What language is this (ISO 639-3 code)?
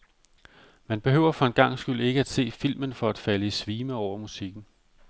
dan